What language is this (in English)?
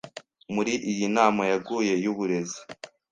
Kinyarwanda